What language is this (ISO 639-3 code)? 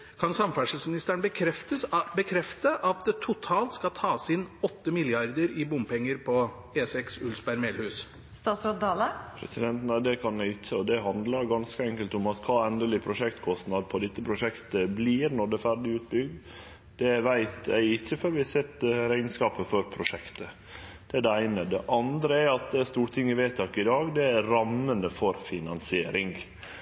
nor